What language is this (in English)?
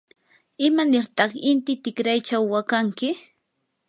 Yanahuanca Pasco Quechua